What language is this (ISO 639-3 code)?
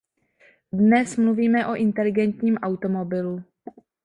ces